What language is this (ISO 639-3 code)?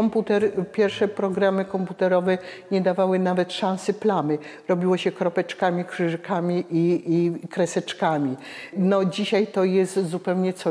pol